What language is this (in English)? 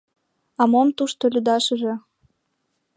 Mari